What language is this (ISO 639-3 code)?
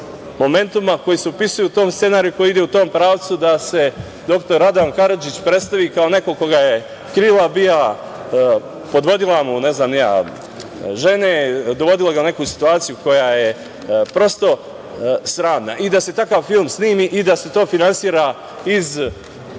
srp